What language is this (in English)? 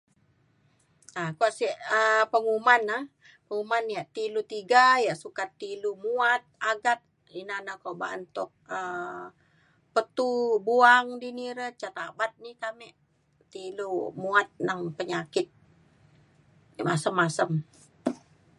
Mainstream Kenyah